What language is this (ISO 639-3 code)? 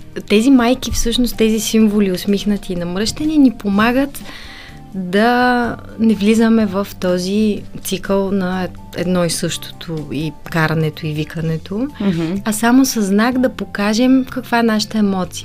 bul